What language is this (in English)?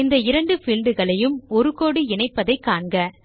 Tamil